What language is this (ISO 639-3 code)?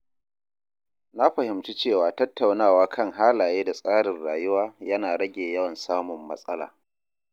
hau